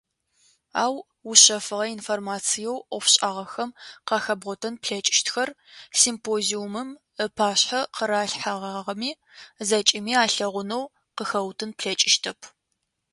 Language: Adyghe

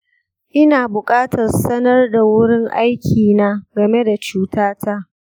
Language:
Hausa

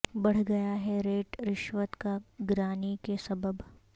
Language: Urdu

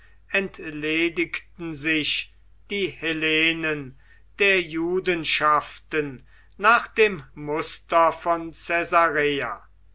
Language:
German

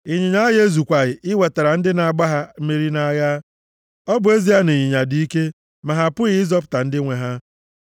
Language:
Igbo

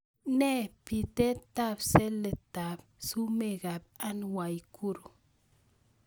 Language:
Kalenjin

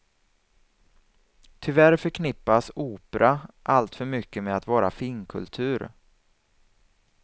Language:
Swedish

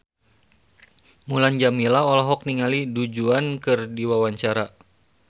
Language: Sundanese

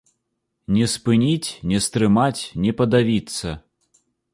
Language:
Belarusian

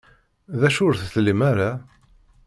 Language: Kabyle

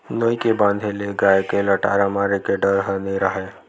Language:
Chhattisgarhi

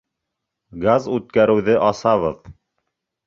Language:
Bashkir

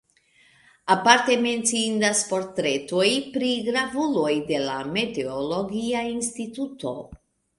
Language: Esperanto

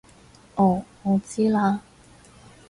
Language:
Cantonese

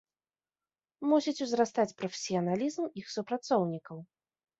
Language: Belarusian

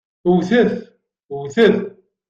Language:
Kabyle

